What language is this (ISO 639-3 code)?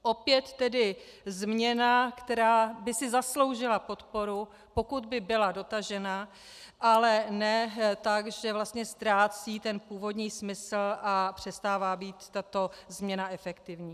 ces